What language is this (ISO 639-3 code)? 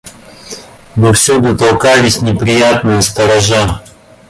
rus